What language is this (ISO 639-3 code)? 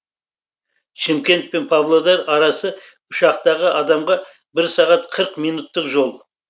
kaz